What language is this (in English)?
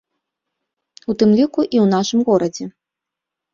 Belarusian